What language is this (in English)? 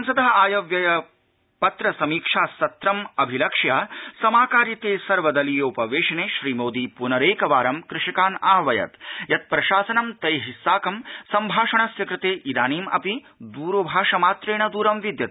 Sanskrit